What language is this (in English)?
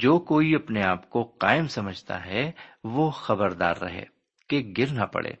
Urdu